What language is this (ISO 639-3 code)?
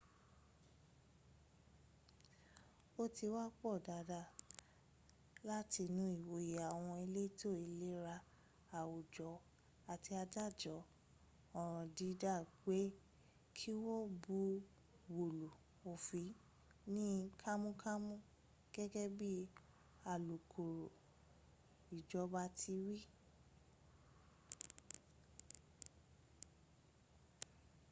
yor